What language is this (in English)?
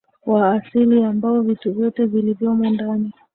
Swahili